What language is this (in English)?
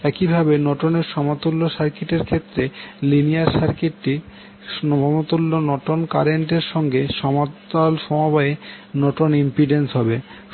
Bangla